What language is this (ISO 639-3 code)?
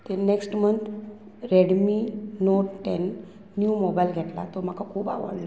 kok